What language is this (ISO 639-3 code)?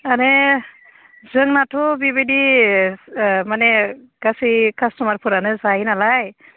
brx